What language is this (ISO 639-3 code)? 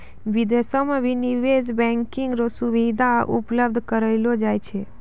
mai